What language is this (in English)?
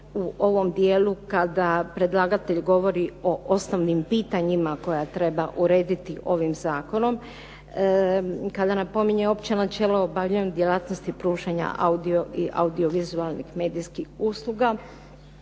Croatian